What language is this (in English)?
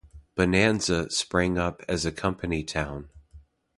English